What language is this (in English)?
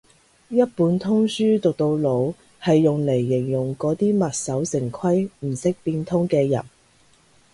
Cantonese